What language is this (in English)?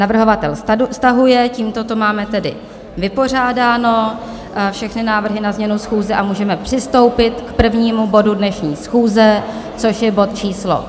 Czech